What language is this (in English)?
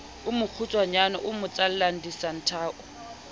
Southern Sotho